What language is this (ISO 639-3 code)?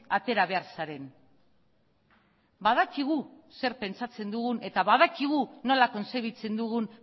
eus